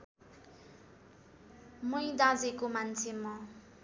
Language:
Nepali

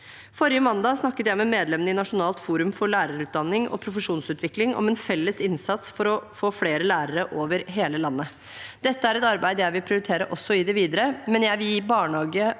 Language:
Norwegian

